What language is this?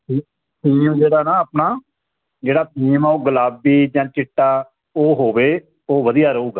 Punjabi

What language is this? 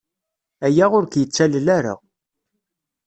Kabyle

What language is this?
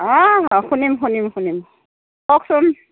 Assamese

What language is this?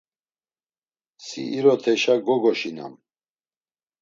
Laz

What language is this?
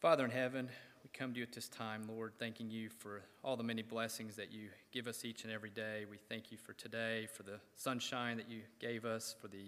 English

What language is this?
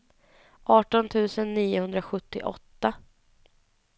Swedish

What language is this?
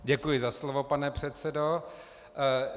Czech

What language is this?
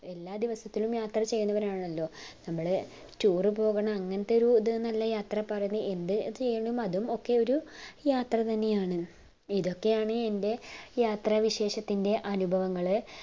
Malayalam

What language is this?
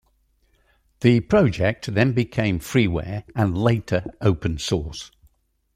English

